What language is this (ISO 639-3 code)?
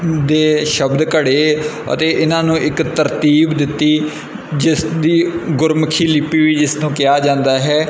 pan